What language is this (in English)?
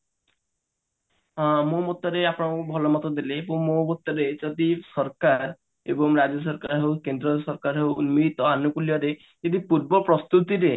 Odia